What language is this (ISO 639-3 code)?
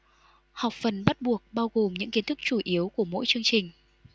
vie